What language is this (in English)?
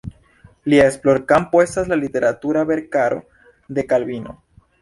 Esperanto